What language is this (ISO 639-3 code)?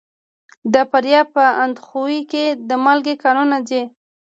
pus